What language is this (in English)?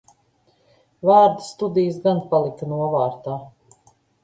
Latvian